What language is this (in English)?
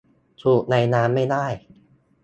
Thai